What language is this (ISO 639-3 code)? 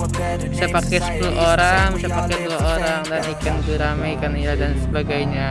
ind